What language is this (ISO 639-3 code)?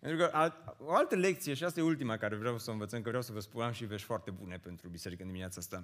ron